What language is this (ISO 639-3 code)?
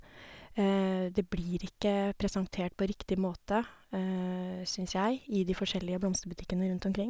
nor